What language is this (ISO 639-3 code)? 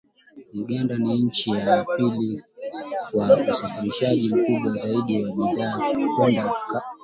swa